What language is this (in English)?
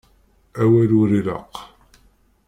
Kabyle